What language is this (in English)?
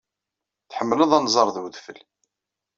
Kabyle